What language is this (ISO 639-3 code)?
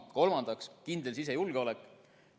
est